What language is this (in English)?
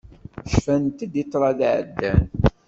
Kabyle